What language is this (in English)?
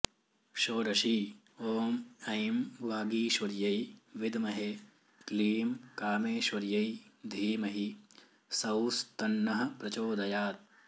Sanskrit